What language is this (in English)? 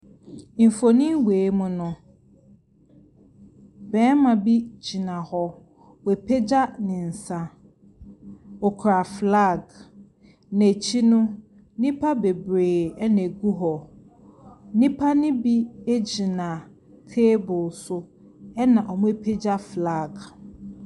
Akan